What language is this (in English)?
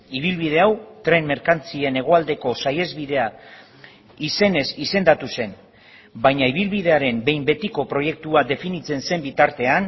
Basque